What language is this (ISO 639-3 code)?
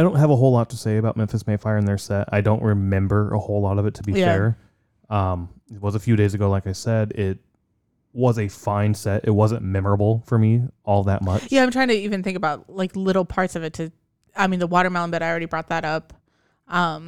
eng